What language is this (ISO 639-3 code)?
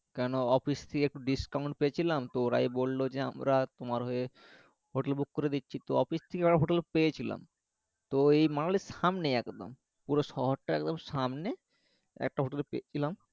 ben